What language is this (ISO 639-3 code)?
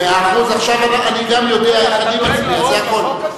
heb